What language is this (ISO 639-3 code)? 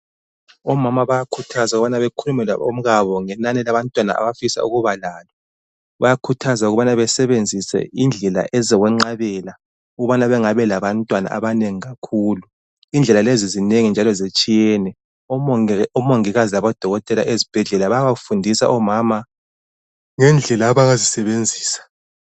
nde